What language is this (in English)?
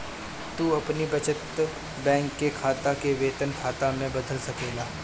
Bhojpuri